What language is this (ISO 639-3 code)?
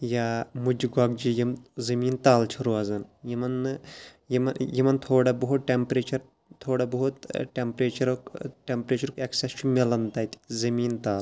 kas